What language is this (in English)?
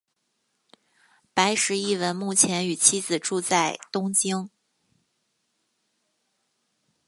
Chinese